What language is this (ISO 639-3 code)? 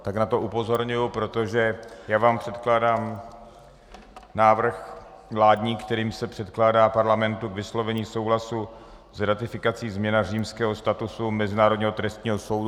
ces